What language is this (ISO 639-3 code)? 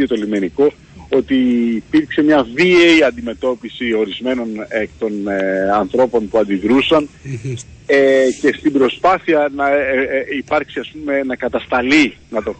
ell